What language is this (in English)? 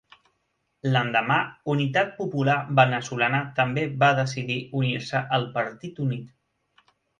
Catalan